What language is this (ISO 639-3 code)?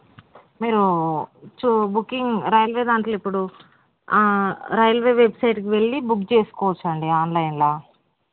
tel